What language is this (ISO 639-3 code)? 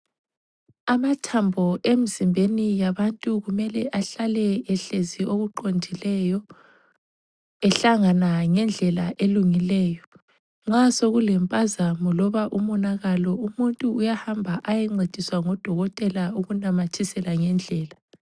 nde